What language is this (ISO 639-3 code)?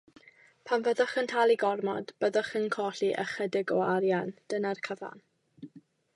cym